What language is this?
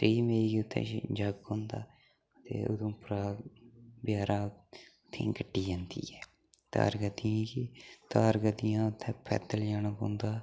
Dogri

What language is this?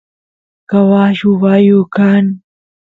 Santiago del Estero Quichua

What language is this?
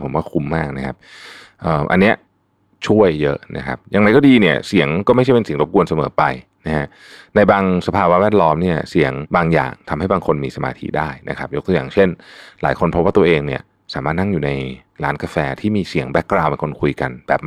Thai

